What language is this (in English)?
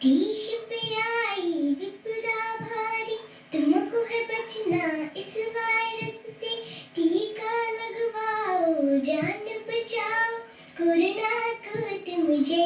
Hindi